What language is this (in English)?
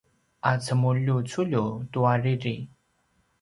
Paiwan